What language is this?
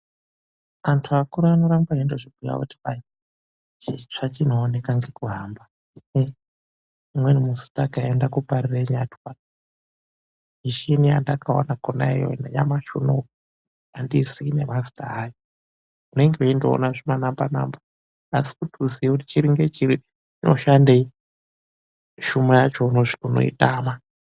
Ndau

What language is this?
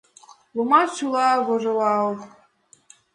Mari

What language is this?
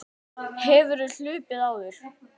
Icelandic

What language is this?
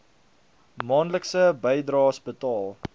Afrikaans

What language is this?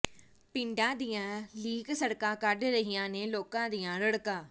Punjabi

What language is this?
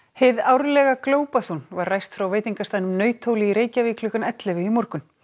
Icelandic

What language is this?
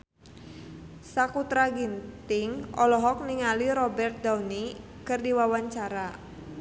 Sundanese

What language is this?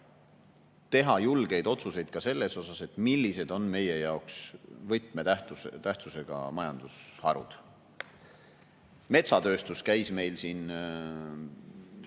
Estonian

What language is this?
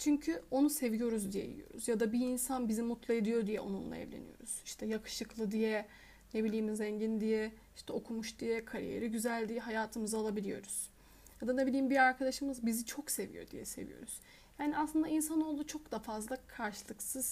Turkish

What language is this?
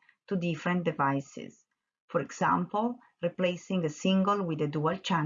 English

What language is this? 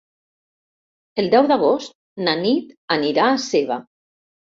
Catalan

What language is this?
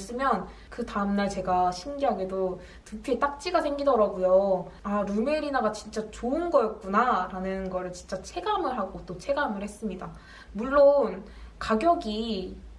Korean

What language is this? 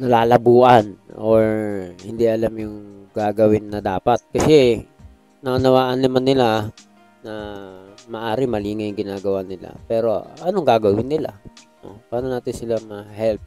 Filipino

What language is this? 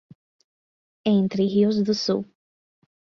Portuguese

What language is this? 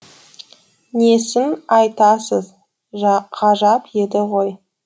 Kazakh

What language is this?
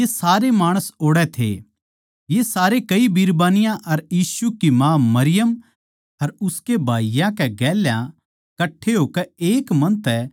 Haryanvi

